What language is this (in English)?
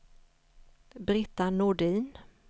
Swedish